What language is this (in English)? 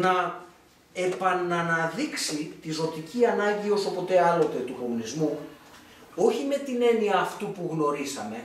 Greek